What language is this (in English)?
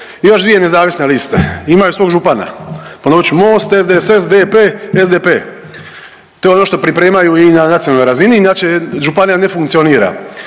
Croatian